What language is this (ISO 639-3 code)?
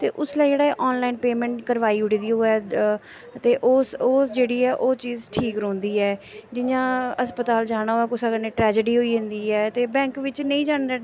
doi